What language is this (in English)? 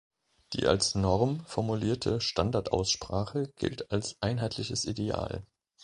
German